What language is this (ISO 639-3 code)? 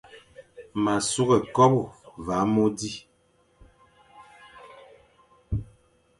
fan